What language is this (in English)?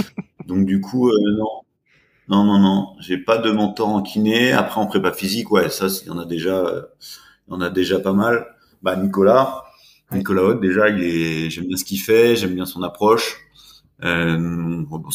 French